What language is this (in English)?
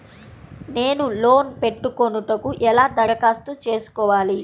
Telugu